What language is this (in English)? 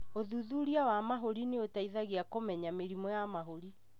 Kikuyu